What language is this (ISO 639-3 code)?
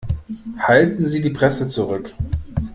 deu